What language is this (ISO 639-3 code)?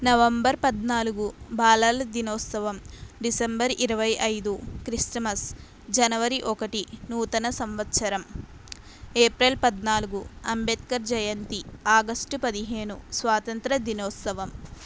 tel